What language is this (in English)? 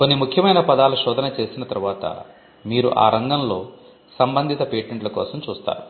Telugu